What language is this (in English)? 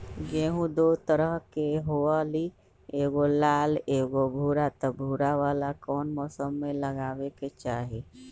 Magahi